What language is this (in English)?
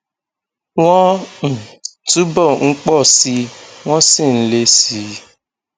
Yoruba